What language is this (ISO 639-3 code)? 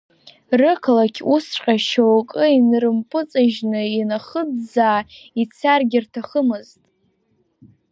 abk